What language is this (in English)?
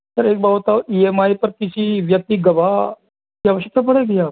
Hindi